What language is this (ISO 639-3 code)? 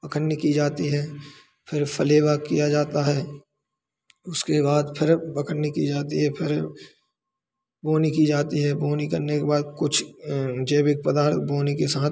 hin